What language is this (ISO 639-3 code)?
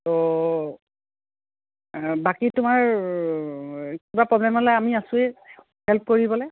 asm